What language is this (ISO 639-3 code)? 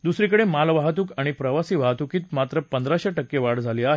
mar